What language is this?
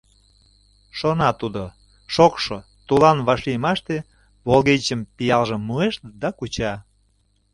Mari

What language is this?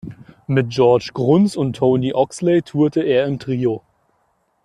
German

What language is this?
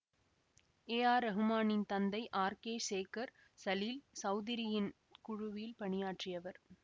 Tamil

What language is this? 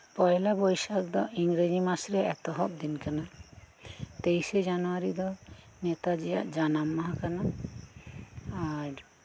Santali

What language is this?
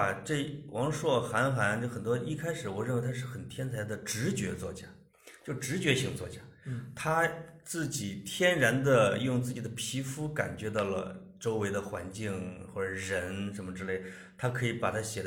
Chinese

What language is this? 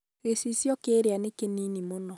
Kikuyu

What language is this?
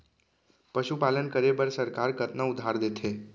Chhattisgarhi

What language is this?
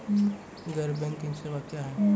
Maithili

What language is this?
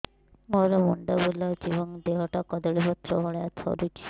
Odia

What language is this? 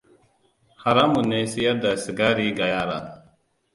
Hausa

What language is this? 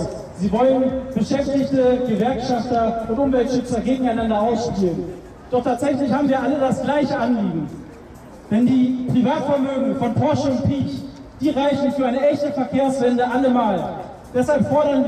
German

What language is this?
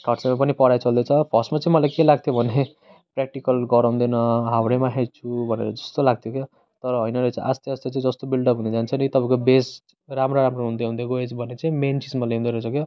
Nepali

